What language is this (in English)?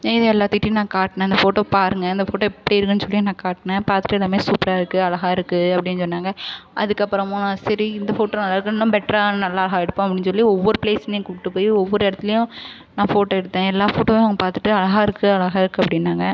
Tamil